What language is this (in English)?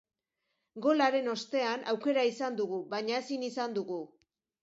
Basque